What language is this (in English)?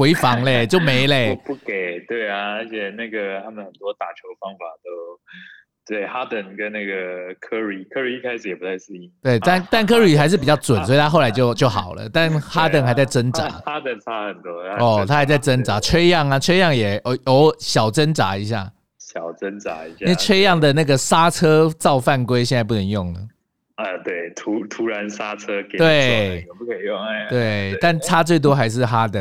Chinese